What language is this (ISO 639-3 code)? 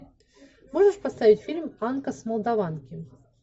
rus